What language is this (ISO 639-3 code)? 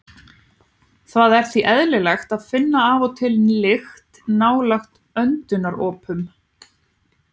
isl